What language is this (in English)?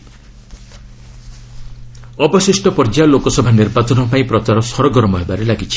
Odia